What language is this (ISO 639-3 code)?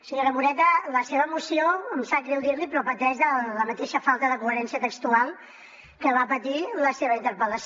cat